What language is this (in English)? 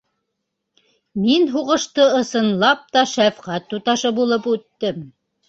Bashkir